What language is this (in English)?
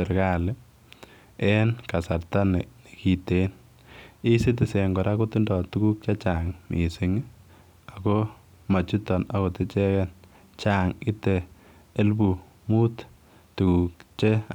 Kalenjin